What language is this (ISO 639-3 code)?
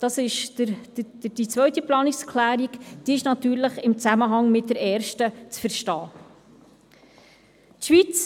gsw